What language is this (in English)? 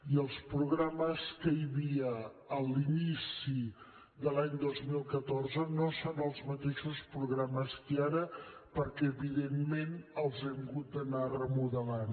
Catalan